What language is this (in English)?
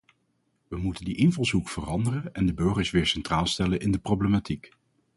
Dutch